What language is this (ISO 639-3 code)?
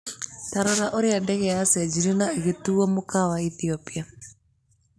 kik